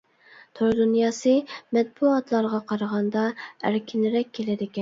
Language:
Uyghur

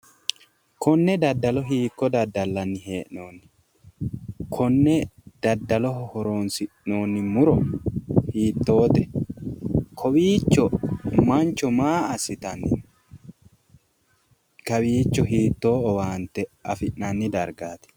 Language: Sidamo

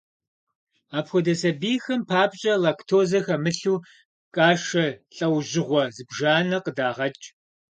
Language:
Kabardian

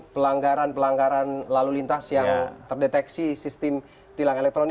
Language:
Indonesian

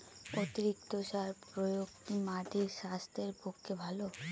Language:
Bangla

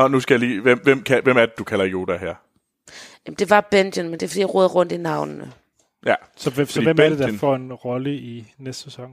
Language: Danish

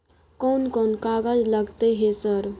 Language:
Maithili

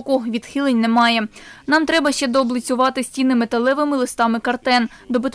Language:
Ukrainian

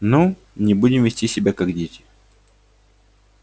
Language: Russian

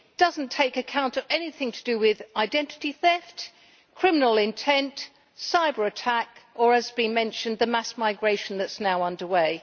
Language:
English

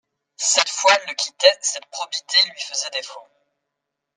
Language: French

